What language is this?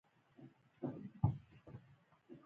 Pashto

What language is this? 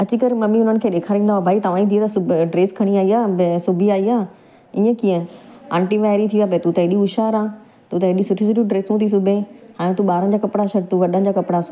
Sindhi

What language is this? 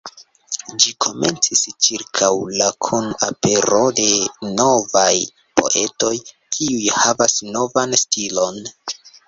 Esperanto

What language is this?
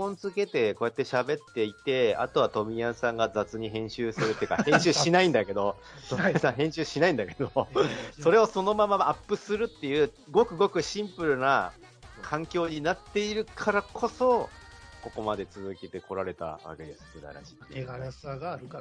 Japanese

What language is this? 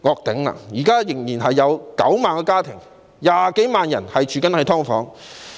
Cantonese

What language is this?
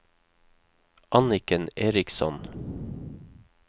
Norwegian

